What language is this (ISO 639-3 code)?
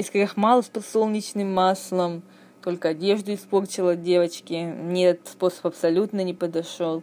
rus